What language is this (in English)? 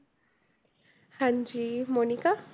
Punjabi